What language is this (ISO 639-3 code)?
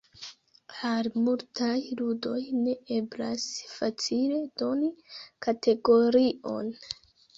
epo